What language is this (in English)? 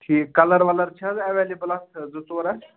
Kashmiri